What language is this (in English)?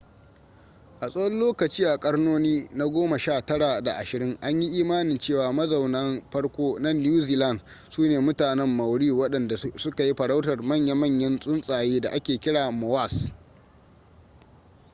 Hausa